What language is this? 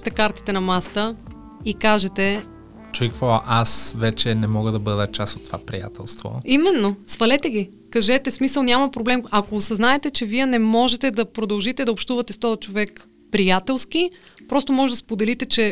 Bulgarian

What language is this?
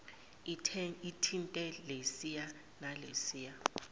Zulu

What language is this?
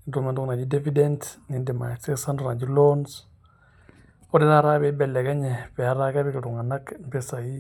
Masai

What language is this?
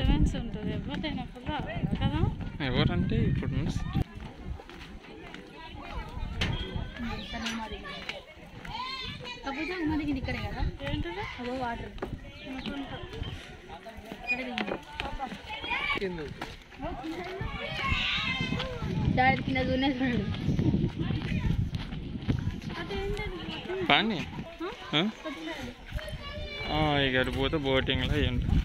Indonesian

